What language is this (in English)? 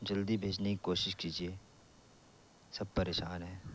Urdu